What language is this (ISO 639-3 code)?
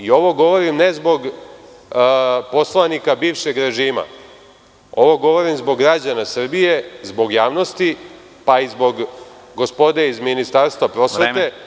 srp